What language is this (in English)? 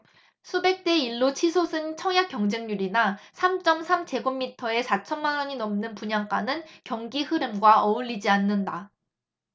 Korean